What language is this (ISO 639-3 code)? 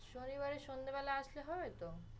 ben